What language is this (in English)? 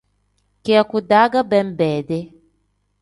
Tem